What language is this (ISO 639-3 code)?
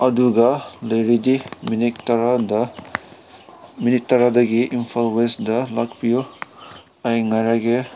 mni